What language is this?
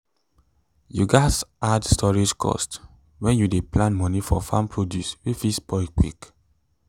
Nigerian Pidgin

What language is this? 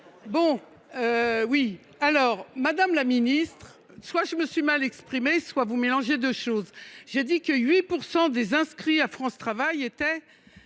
French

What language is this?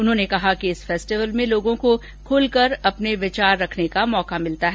Hindi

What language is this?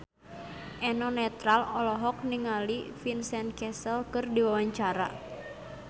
Sundanese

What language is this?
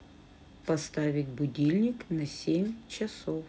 Russian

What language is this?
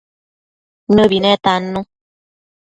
Matsés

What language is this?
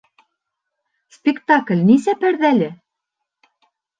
Bashkir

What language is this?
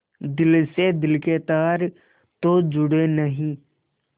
Hindi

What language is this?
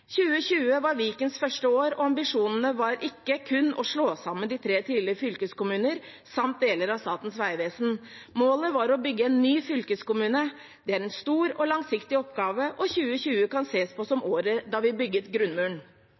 Norwegian Bokmål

